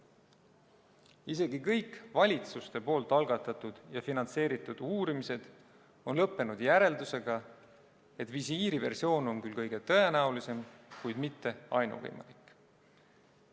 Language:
Estonian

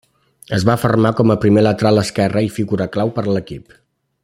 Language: Catalan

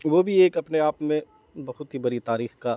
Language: Urdu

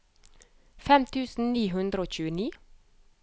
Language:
Norwegian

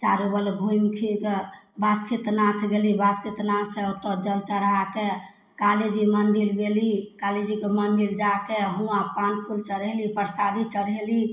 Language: Maithili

